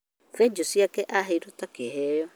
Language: Kikuyu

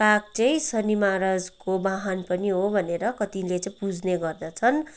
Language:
Nepali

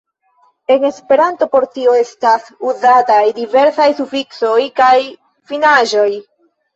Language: Esperanto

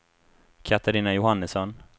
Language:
Swedish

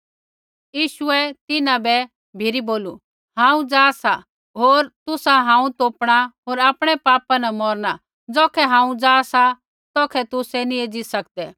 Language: Kullu Pahari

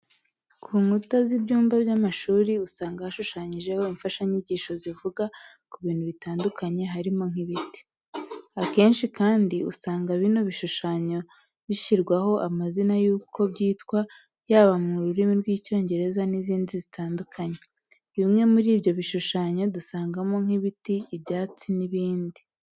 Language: Kinyarwanda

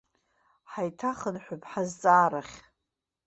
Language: Abkhazian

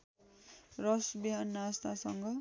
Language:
Nepali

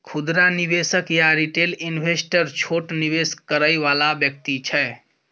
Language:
Maithili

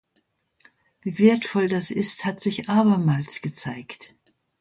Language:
German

